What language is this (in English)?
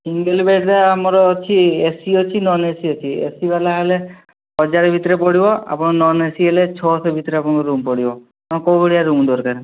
Odia